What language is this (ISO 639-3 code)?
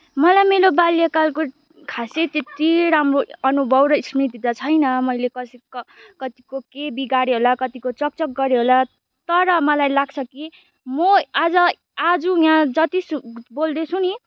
nep